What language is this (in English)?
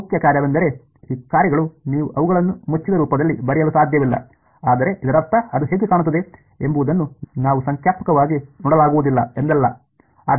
Kannada